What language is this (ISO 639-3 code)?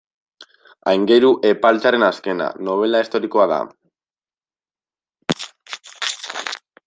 eus